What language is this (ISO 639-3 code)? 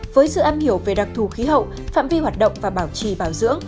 vie